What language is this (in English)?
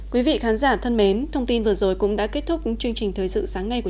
Vietnamese